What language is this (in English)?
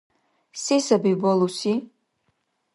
Dargwa